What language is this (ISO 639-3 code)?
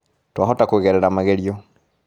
kik